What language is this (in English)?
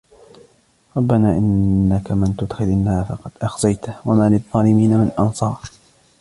Arabic